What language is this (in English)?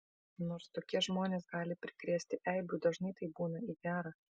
Lithuanian